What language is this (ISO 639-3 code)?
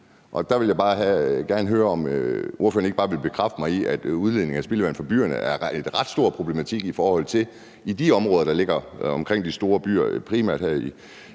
dan